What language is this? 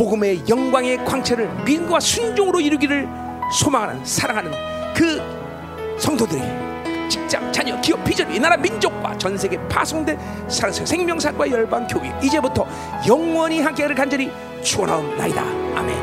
Korean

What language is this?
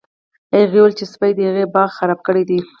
Pashto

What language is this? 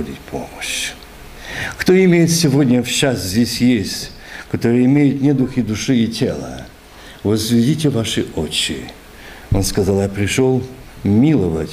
Russian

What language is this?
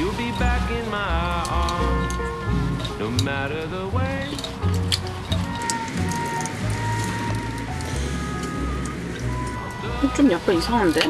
Korean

